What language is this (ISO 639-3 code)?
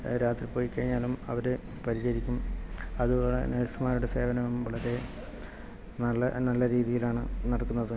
mal